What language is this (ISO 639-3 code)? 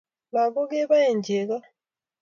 kln